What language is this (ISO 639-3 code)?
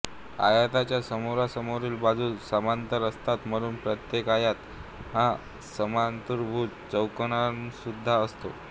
mar